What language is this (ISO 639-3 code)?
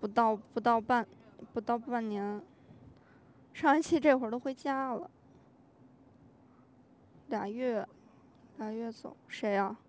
zho